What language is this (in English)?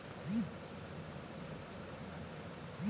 Bangla